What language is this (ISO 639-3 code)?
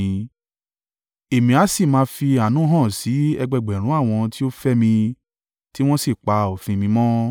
yor